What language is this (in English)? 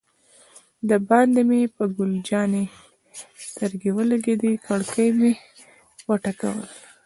Pashto